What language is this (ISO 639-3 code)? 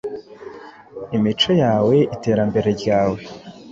kin